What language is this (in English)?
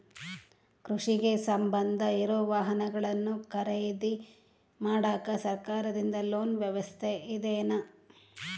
Kannada